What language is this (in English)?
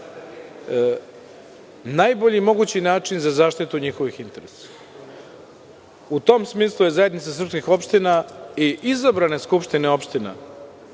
Serbian